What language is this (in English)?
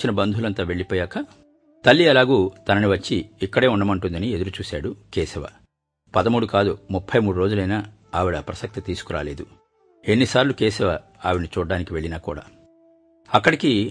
Telugu